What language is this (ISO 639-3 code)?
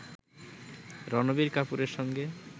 ben